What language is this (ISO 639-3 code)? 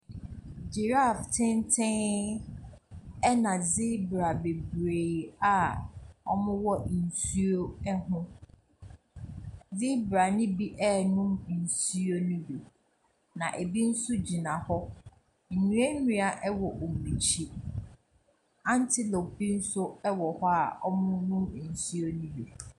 aka